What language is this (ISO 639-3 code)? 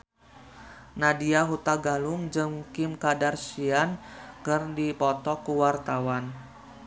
sun